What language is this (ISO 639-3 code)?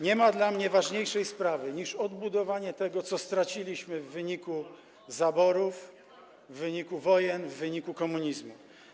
pol